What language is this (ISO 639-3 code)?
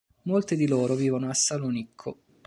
ita